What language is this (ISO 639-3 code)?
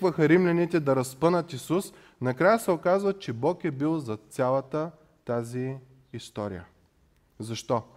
bul